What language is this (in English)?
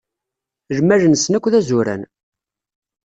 Kabyle